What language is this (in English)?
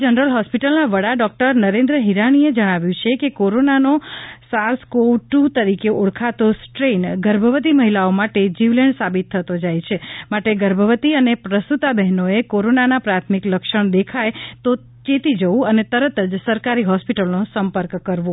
Gujarati